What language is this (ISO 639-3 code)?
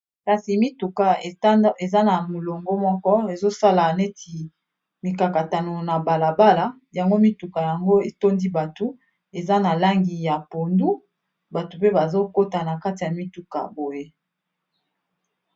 lin